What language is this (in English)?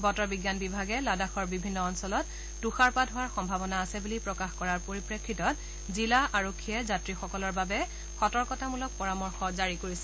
Assamese